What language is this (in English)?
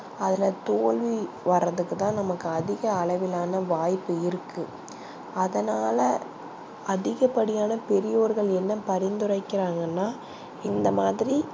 Tamil